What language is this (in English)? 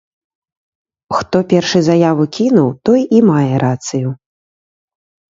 Belarusian